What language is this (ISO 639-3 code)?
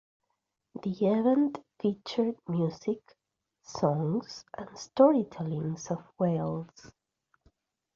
eng